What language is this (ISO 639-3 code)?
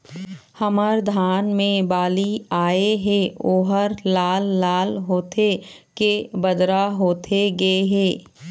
hne